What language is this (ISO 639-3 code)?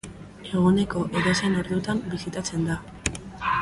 eus